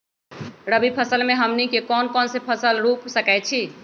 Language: Magahi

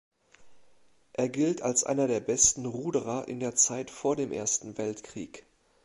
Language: German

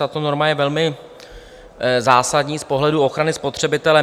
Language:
Czech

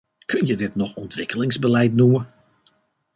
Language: Dutch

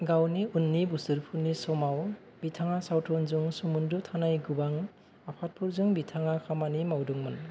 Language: Bodo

